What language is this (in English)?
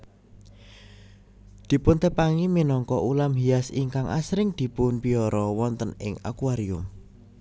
Javanese